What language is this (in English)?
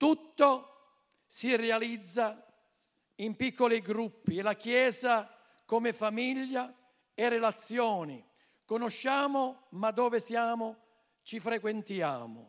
Italian